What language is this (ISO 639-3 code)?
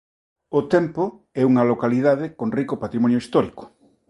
glg